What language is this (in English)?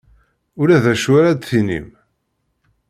Kabyle